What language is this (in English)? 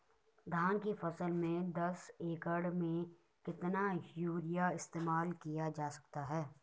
Hindi